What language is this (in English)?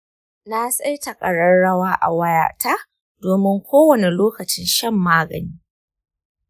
Hausa